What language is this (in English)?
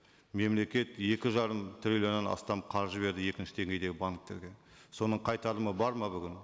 Kazakh